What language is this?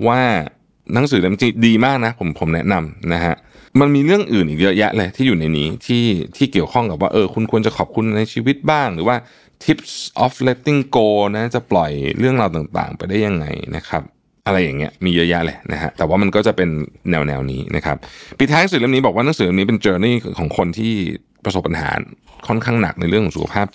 Thai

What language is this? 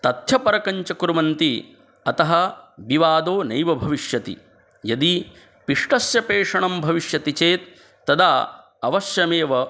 Sanskrit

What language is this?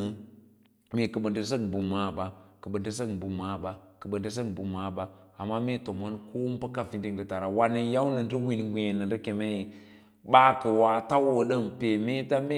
Lala-Roba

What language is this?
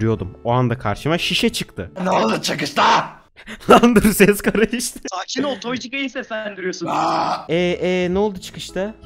Turkish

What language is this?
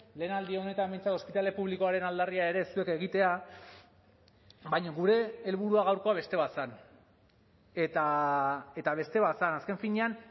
Basque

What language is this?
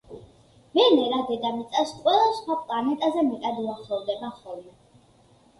Georgian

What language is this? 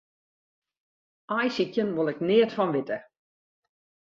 Western Frisian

